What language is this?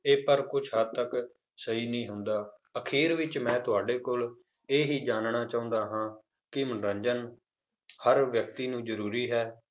Punjabi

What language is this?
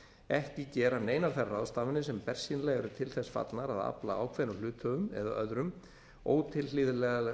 Icelandic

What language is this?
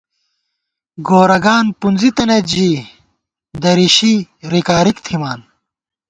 Gawar-Bati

